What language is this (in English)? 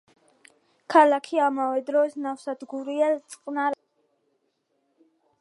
Georgian